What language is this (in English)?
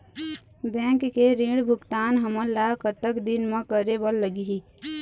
Chhattisgarhi